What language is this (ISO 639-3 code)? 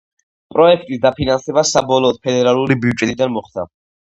kat